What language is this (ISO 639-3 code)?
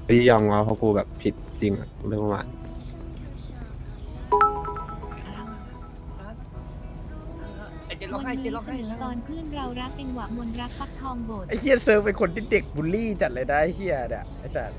tha